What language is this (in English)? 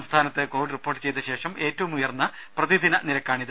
Malayalam